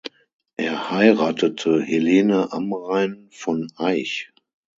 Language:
German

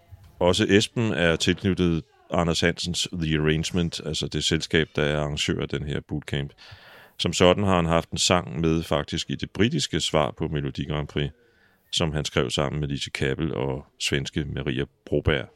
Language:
Danish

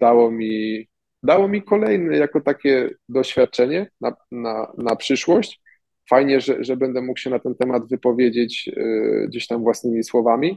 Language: Polish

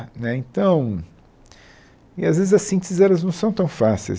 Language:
Portuguese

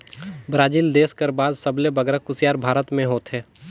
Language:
Chhattisgarhi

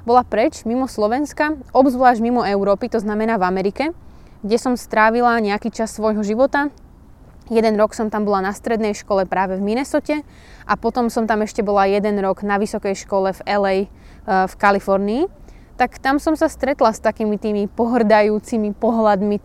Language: Slovak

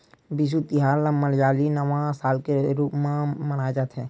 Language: Chhattisgarhi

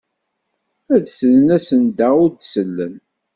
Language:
Kabyle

